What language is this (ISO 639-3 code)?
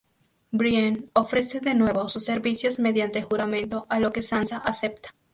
spa